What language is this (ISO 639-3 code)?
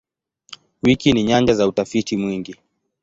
swa